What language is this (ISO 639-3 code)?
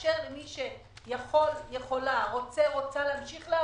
heb